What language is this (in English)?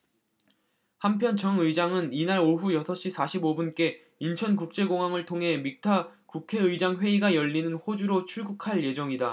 Korean